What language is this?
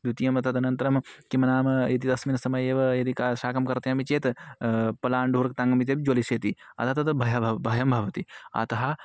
Sanskrit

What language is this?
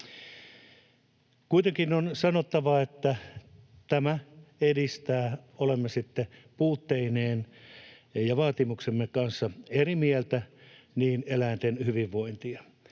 Finnish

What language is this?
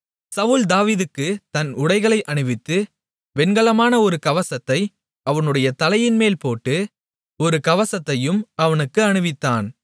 Tamil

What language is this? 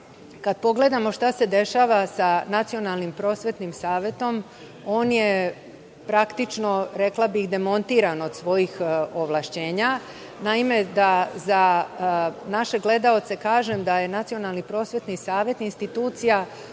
Serbian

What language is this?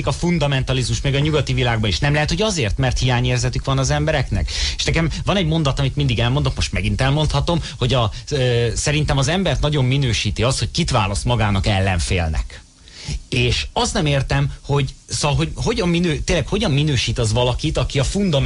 Hungarian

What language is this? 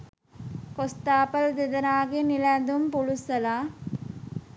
Sinhala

